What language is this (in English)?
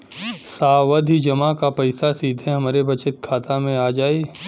Bhojpuri